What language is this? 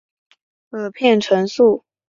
Chinese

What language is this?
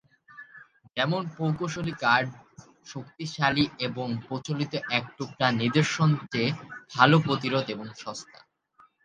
Bangla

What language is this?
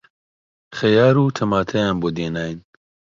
Central Kurdish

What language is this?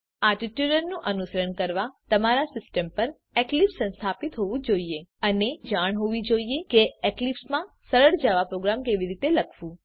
Gujarati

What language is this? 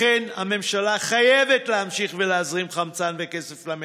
Hebrew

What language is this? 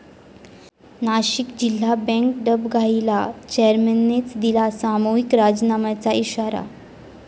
Marathi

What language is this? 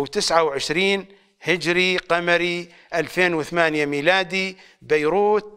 Arabic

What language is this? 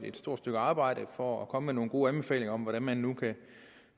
Danish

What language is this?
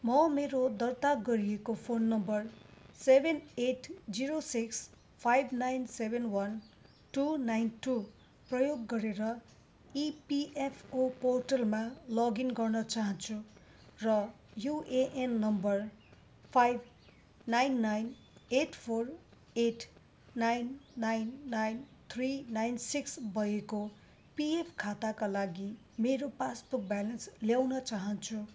Nepali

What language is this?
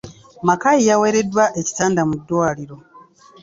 Ganda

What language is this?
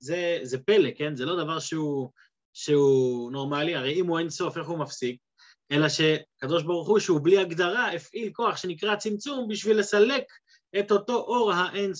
Hebrew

